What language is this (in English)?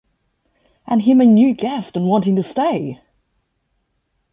English